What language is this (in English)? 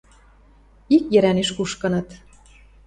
Western Mari